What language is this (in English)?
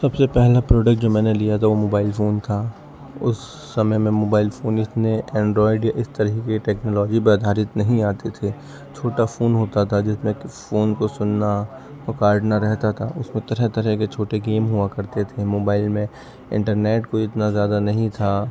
Urdu